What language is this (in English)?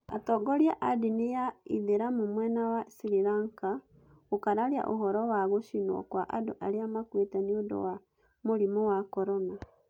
Kikuyu